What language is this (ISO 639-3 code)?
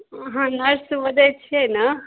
mai